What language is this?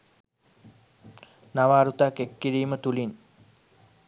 Sinhala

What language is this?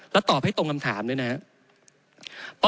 Thai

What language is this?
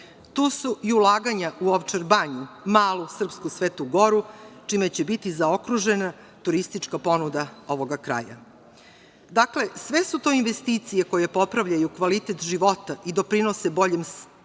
Serbian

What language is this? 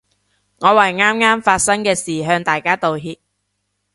Cantonese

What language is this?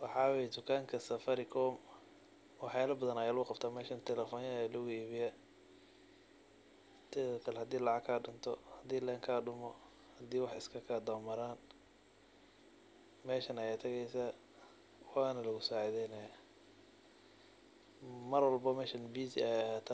Somali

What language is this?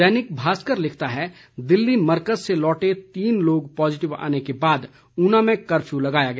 Hindi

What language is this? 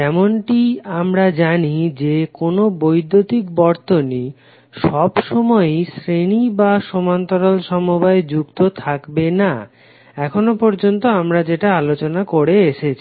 Bangla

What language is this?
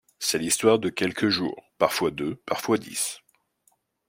French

